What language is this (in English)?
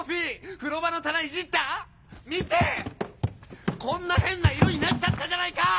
Japanese